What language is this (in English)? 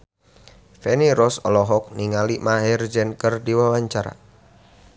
Sundanese